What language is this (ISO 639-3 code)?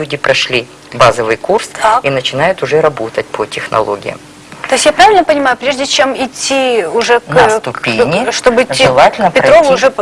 rus